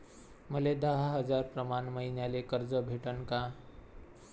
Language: Marathi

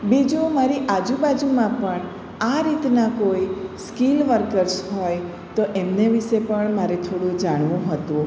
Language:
Gujarati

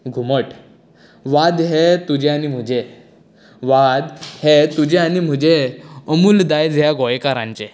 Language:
Konkani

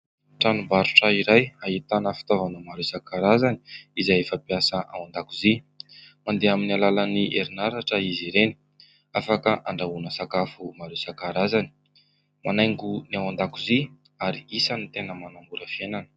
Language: Malagasy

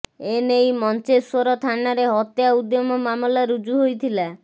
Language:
Odia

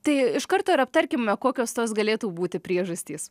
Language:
Lithuanian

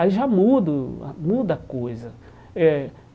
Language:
Portuguese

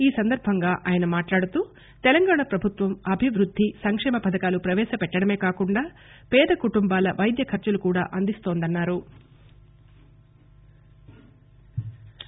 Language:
Telugu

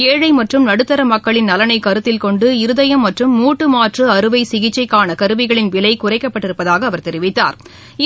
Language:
Tamil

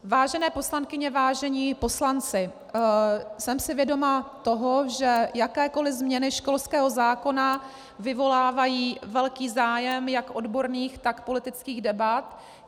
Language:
Czech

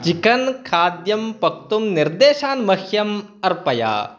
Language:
Sanskrit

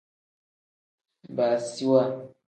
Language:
Tem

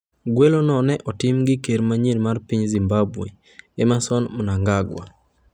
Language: Luo (Kenya and Tanzania)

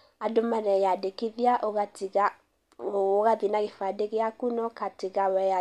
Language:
Kikuyu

